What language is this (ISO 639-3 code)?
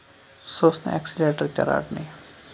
kas